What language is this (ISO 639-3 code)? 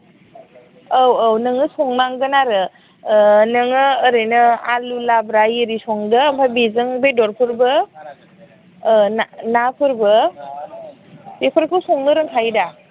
brx